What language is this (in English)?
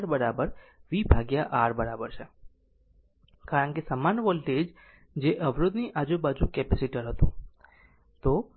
Gujarati